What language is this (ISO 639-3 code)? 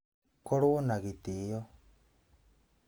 kik